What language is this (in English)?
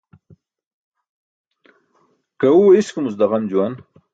Burushaski